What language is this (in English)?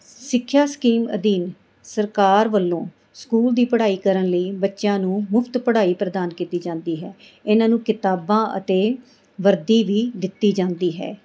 Punjabi